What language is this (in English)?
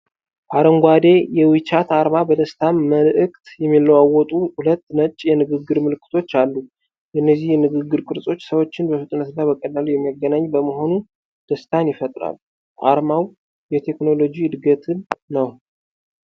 Amharic